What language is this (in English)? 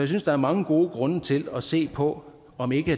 Danish